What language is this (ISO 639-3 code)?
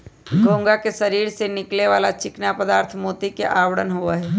mag